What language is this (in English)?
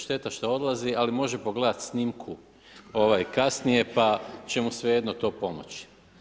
Croatian